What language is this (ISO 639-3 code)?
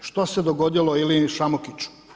hrv